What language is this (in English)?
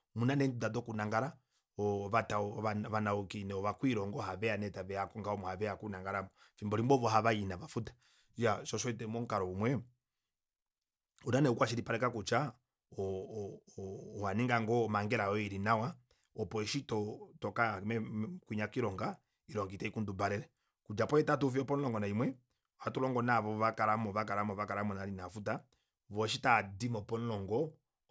Kuanyama